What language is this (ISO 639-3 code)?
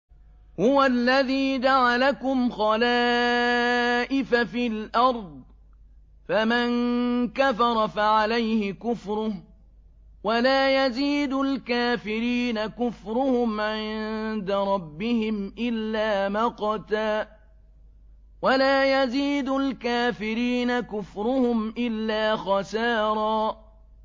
ara